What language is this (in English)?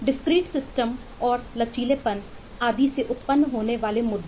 Hindi